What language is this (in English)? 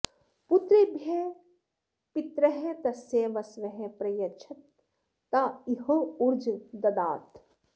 Sanskrit